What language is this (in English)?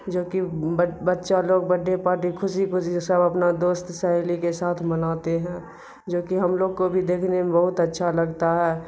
Urdu